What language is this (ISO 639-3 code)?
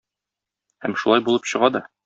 tat